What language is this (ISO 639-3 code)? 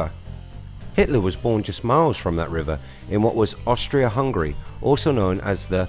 eng